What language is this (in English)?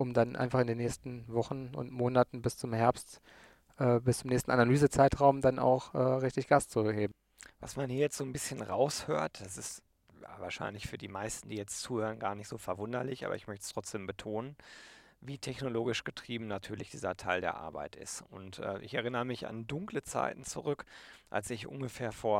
German